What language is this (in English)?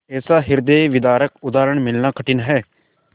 Hindi